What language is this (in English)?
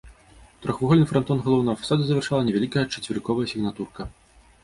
Belarusian